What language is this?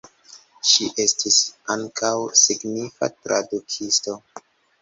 Esperanto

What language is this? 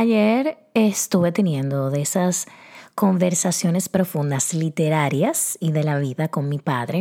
Spanish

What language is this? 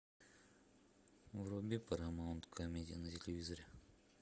Russian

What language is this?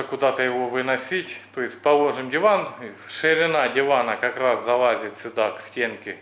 Russian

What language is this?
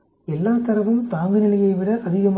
Tamil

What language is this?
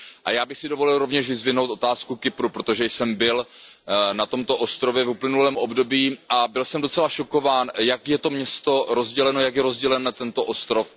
Czech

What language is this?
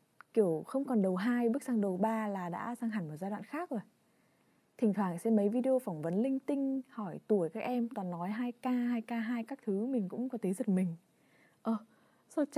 Vietnamese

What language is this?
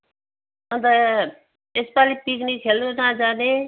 Nepali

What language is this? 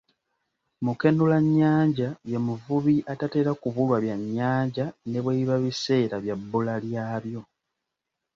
Ganda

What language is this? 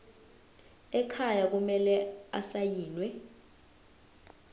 Zulu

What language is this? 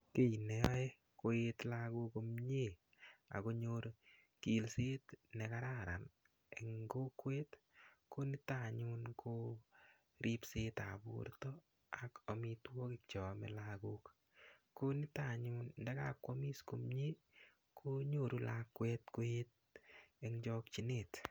Kalenjin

